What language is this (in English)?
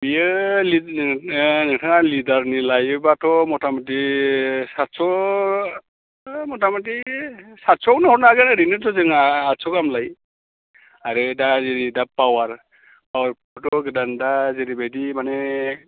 Bodo